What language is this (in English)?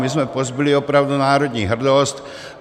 Czech